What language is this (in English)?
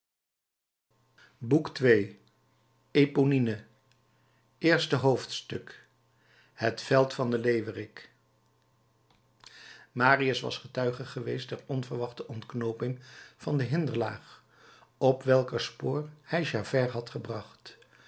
Dutch